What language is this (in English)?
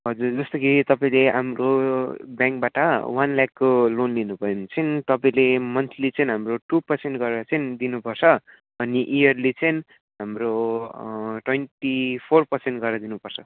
Nepali